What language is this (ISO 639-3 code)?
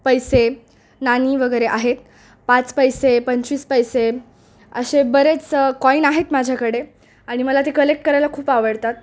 mar